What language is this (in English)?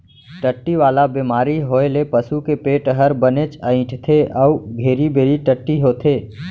Chhattisgarhi